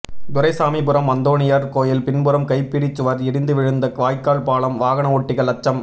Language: Tamil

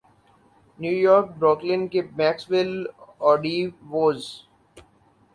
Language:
Urdu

